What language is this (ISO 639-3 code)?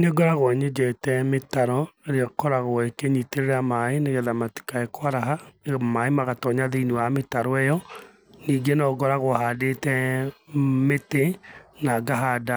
kik